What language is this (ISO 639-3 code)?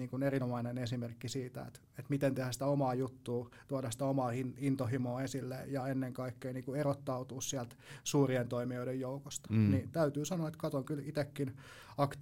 fin